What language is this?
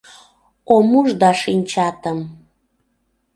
Mari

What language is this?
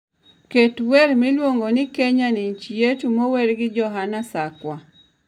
Luo (Kenya and Tanzania)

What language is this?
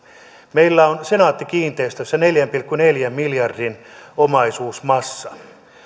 Finnish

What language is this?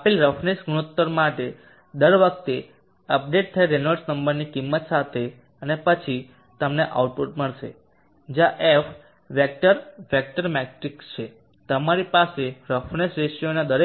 Gujarati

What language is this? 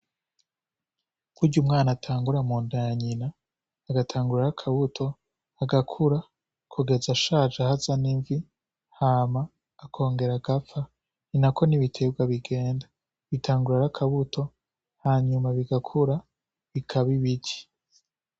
Rundi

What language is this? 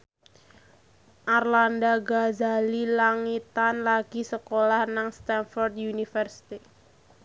Javanese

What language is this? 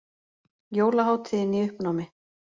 Icelandic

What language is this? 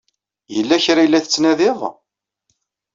Kabyle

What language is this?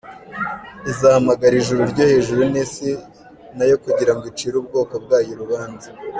Kinyarwanda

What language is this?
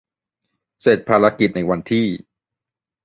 Thai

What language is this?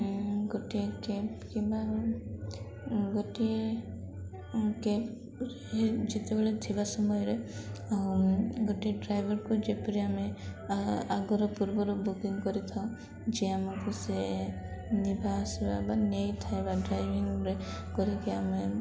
Odia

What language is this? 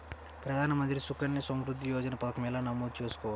Telugu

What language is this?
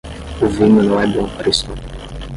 Portuguese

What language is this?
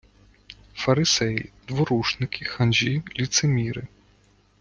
Ukrainian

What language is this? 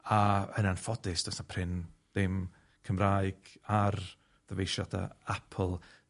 Welsh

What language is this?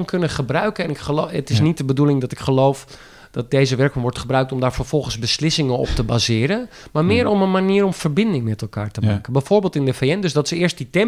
Dutch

